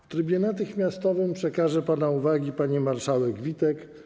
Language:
Polish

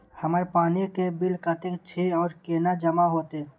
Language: Maithili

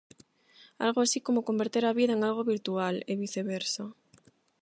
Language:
Galician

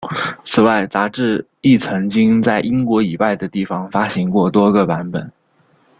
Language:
Chinese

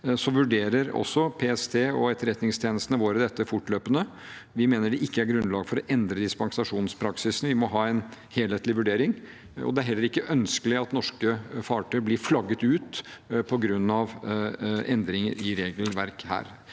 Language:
Norwegian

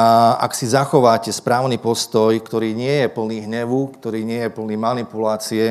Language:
Slovak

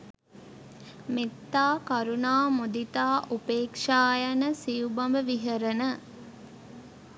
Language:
Sinhala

